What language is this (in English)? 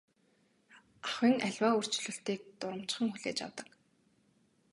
Mongolian